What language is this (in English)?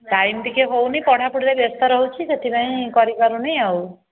Odia